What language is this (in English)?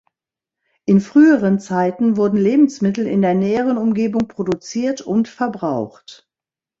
German